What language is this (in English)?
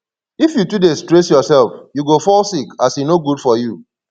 Nigerian Pidgin